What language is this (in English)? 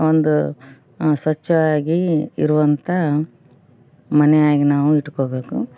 Kannada